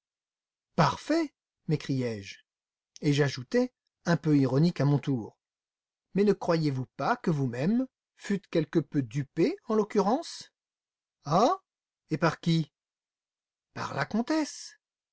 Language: French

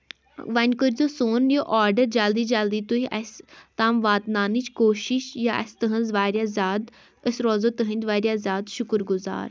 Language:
Kashmiri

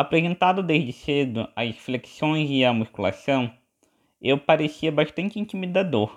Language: Portuguese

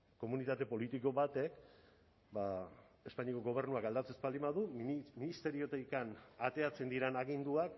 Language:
Basque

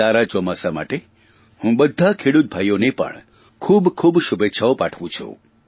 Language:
Gujarati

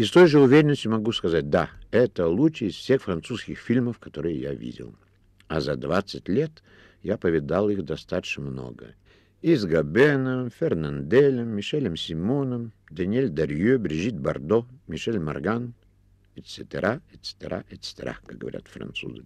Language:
Russian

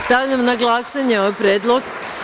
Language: Serbian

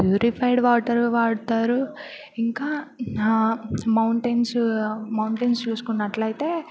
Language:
Telugu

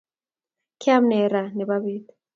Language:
Kalenjin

